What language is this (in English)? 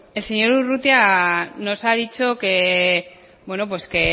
Spanish